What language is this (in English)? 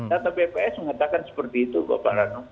Indonesian